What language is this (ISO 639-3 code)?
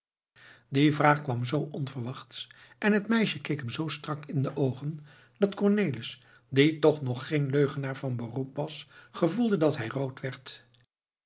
nld